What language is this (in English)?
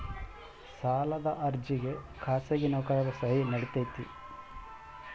Kannada